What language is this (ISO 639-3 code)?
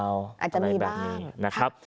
tha